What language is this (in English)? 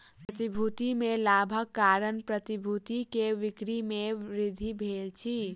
Maithili